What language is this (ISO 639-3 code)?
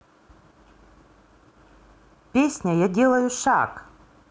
rus